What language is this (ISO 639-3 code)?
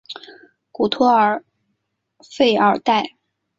zho